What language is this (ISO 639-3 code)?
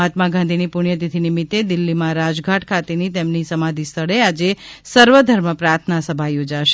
guj